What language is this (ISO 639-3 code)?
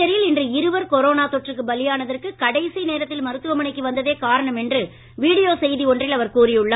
tam